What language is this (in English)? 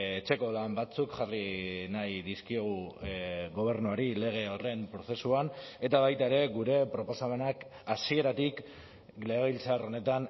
Basque